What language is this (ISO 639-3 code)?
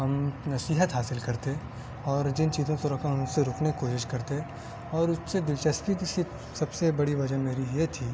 urd